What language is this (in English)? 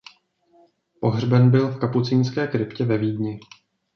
Czech